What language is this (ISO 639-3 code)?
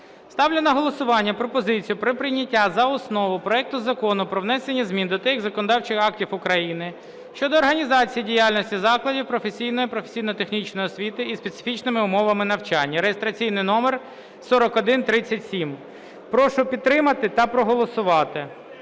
ukr